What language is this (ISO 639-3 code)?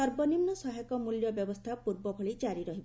ori